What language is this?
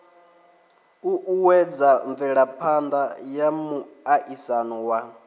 Venda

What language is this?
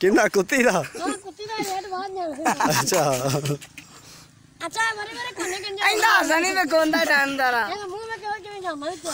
Hindi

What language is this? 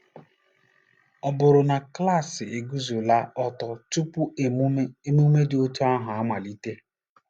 Igbo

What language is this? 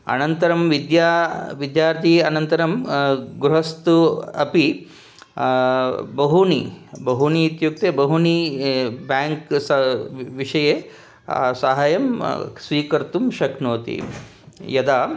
Sanskrit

